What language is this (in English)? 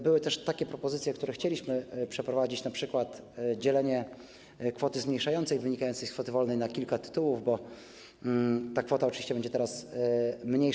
Polish